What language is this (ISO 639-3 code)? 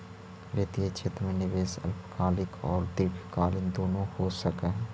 mag